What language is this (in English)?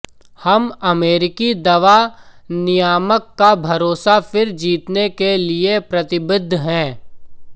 Hindi